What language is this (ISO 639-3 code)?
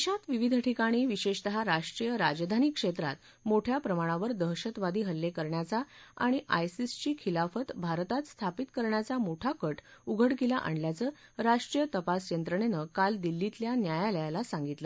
mar